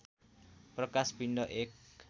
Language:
Nepali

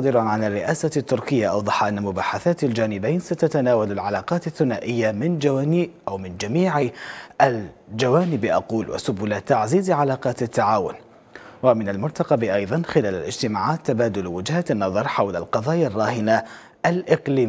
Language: Arabic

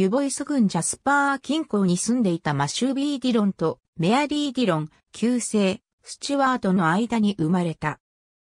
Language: Japanese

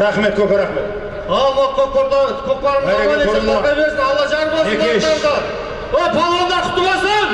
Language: Turkish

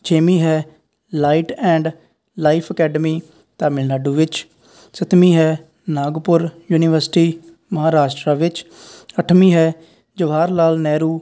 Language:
Punjabi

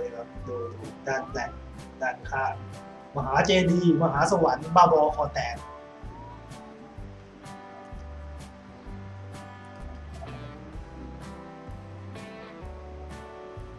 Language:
Thai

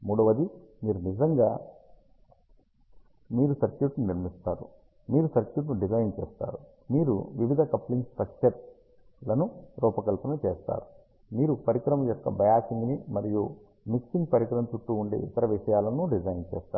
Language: Telugu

